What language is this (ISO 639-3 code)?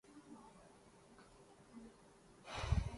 urd